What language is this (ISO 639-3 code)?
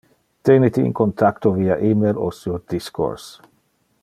ina